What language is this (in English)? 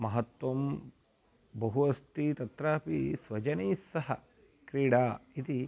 Sanskrit